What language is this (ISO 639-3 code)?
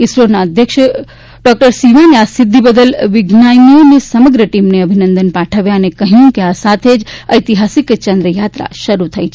guj